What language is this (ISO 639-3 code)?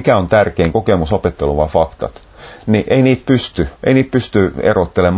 fin